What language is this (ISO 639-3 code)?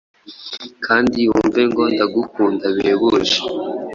kin